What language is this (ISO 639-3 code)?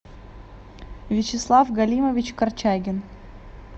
rus